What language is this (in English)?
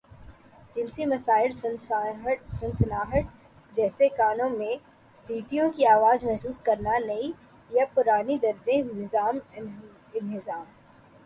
Urdu